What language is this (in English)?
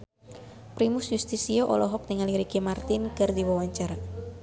Sundanese